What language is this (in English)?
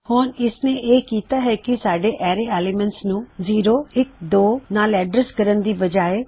Punjabi